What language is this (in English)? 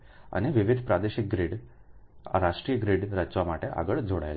Gujarati